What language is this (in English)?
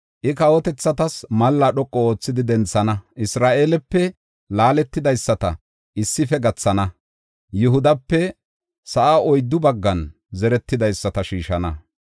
Gofa